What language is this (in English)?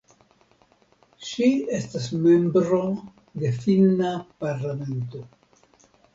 Esperanto